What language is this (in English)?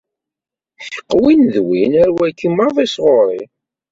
Kabyle